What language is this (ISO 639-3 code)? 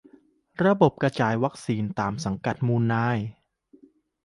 tha